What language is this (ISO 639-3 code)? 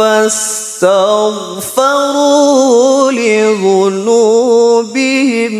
ara